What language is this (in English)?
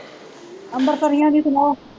Punjabi